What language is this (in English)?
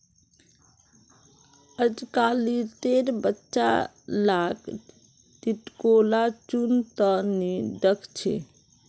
Magahi